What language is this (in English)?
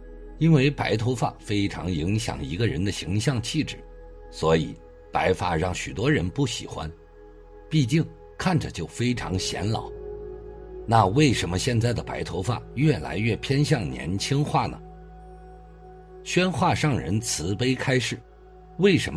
Chinese